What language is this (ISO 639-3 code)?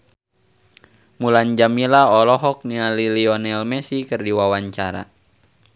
sun